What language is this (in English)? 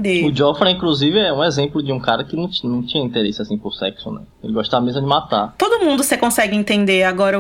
Portuguese